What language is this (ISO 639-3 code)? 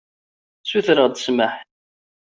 kab